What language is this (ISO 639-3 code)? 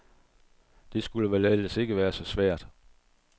dan